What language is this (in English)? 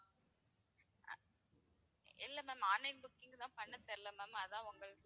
Tamil